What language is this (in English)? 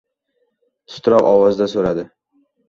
Uzbek